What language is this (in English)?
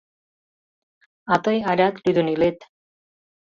Mari